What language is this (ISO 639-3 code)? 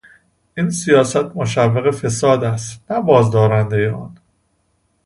fas